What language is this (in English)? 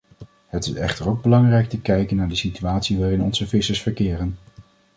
Dutch